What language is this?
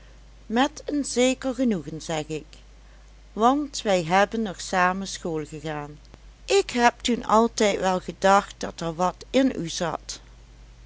Dutch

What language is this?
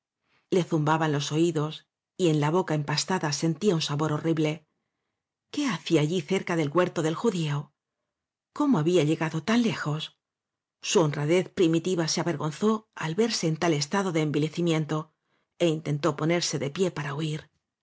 Spanish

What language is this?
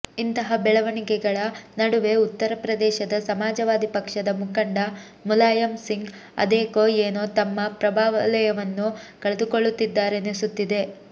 Kannada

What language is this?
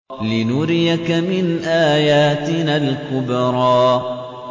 Arabic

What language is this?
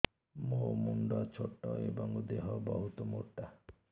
Odia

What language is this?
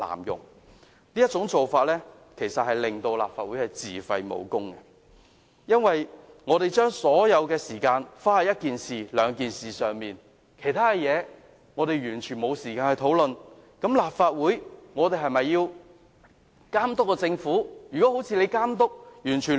Cantonese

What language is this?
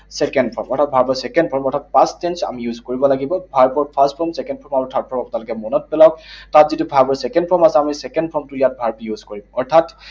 Assamese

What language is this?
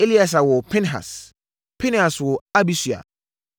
Akan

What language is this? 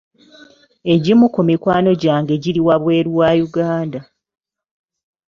Ganda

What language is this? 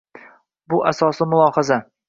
Uzbek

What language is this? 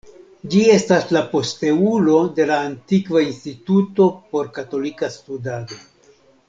Esperanto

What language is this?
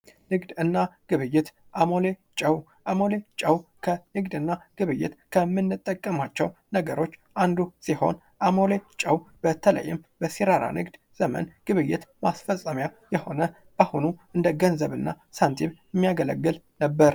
Amharic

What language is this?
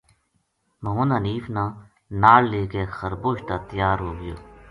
Gujari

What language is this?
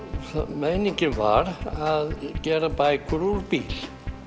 Icelandic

